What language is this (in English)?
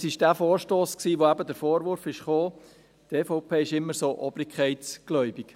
Swiss German